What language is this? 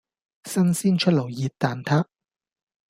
Cantonese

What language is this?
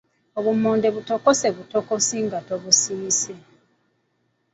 Ganda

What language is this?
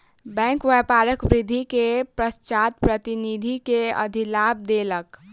Maithili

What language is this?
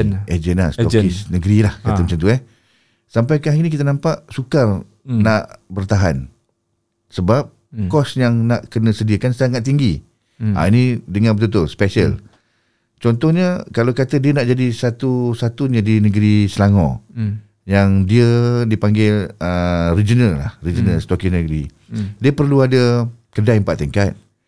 Malay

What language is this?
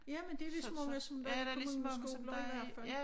Danish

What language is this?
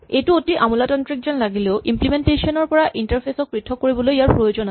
Assamese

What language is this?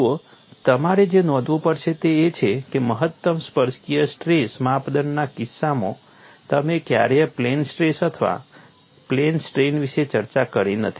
Gujarati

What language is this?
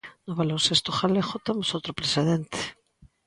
Galician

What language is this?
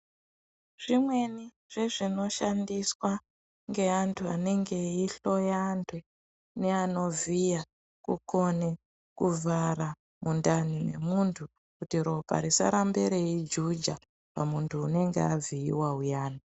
Ndau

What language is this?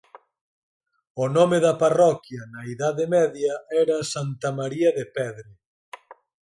Galician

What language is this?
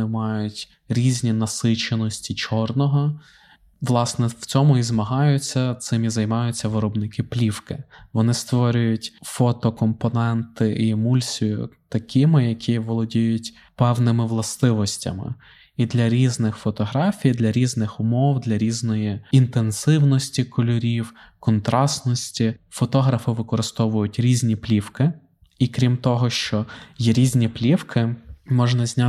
Ukrainian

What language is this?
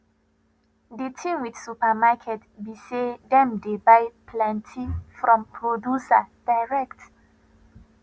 Nigerian Pidgin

